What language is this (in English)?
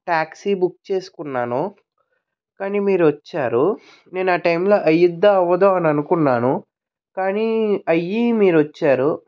Telugu